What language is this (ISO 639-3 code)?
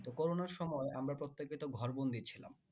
ben